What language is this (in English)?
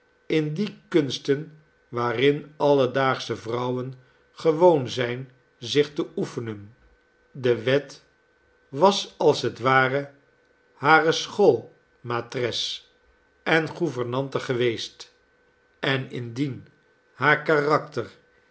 Dutch